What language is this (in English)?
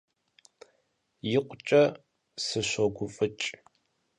Kabardian